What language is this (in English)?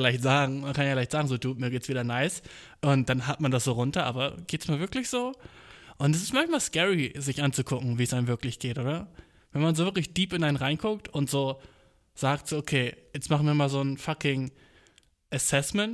German